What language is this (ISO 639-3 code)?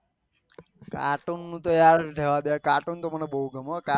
guj